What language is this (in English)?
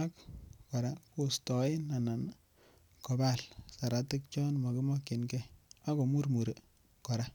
Kalenjin